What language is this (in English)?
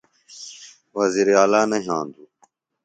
Phalura